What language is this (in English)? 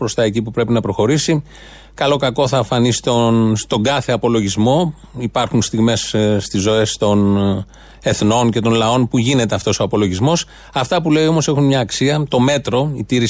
Greek